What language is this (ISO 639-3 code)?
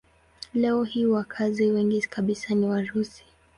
swa